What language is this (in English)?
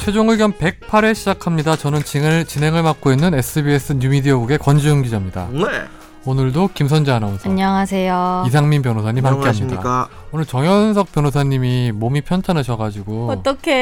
Korean